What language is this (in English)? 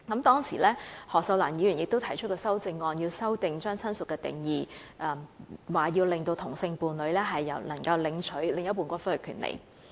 Cantonese